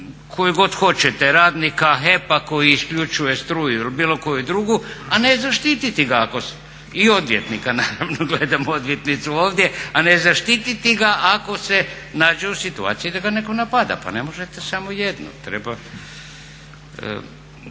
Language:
Croatian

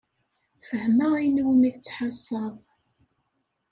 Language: Kabyle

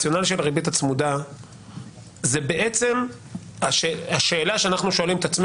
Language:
Hebrew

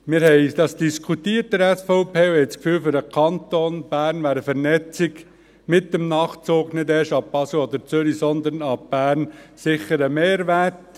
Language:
Swiss German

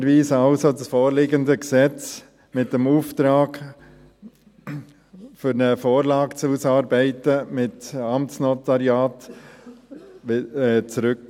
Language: Swiss German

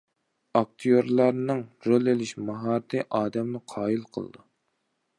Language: Uyghur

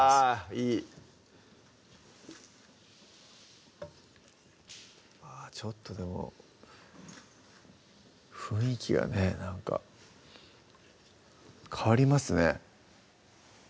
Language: Japanese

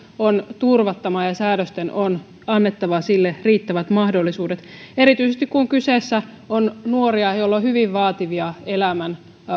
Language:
Finnish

